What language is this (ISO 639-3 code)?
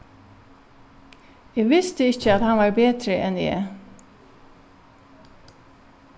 fao